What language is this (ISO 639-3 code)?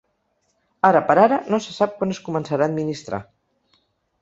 cat